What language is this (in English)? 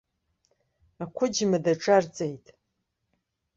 Abkhazian